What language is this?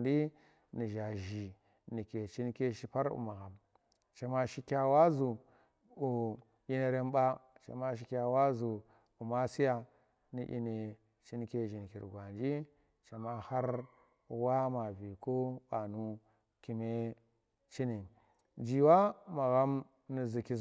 Tera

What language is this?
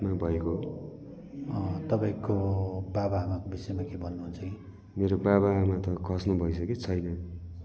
Nepali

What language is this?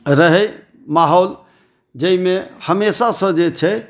Maithili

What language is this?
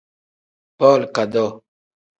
Tem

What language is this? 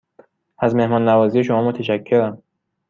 Persian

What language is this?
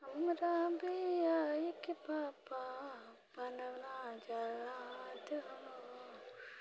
Maithili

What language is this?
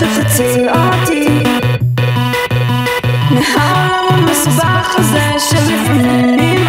Hebrew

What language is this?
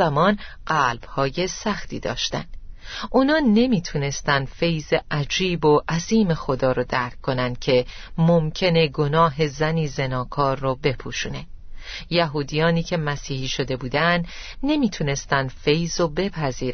Persian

